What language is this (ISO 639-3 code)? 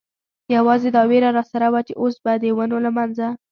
pus